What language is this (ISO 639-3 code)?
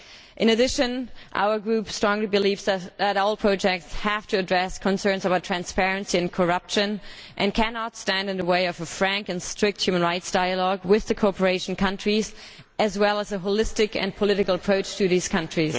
eng